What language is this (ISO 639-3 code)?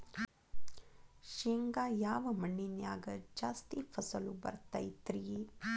kan